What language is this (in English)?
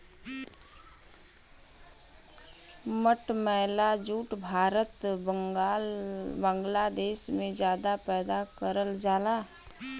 Bhojpuri